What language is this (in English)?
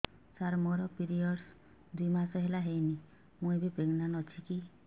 Odia